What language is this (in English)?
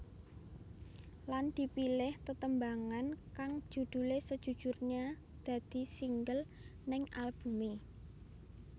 Javanese